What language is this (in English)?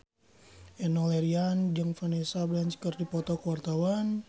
Sundanese